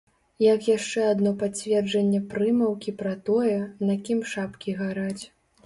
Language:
Belarusian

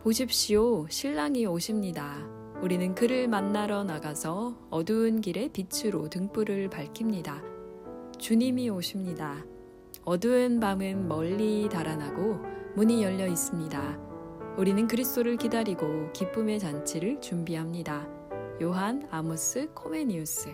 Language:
Korean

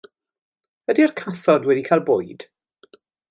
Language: Welsh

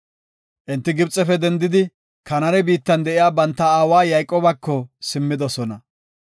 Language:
Gofa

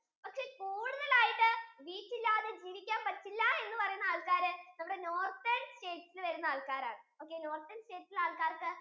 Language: Malayalam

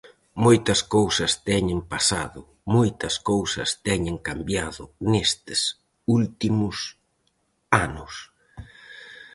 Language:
Galician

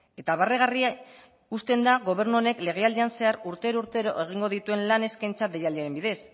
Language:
Basque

